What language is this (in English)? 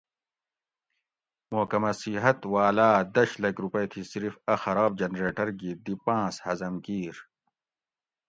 Gawri